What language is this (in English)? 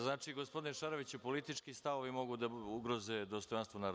Serbian